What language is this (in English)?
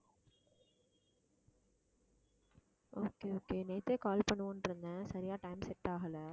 Tamil